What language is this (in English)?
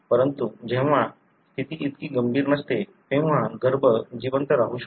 Marathi